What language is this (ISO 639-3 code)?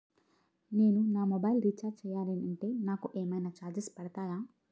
tel